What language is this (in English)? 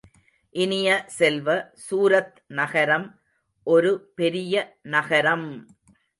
Tamil